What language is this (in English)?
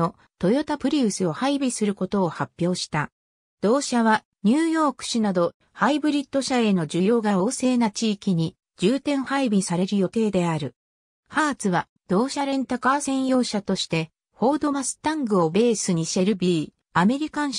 Japanese